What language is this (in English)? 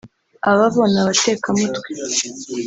Kinyarwanda